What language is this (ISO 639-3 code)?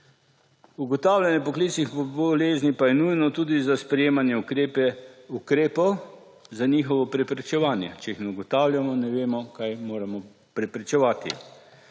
slv